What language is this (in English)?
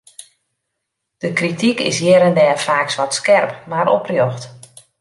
Western Frisian